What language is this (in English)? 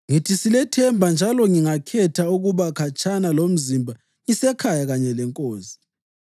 North Ndebele